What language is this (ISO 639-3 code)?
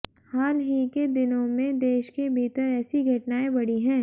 hin